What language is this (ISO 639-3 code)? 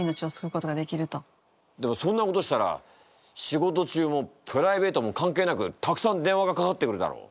jpn